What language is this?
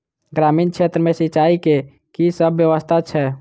Maithili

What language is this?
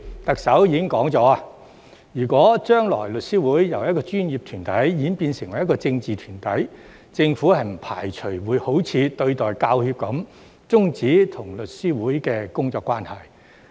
Cantonese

